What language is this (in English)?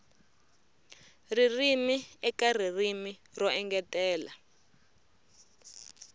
Tsonga